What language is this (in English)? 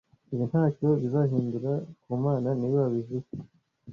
Kinyarwanda